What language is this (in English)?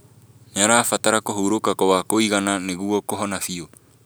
Kikuyu